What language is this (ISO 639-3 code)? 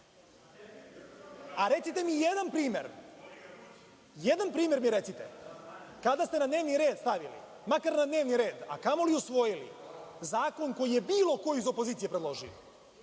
srp